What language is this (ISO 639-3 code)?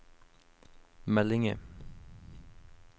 nor